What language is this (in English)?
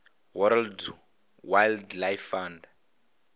Venda